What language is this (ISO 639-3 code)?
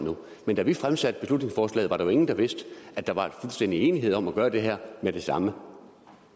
dan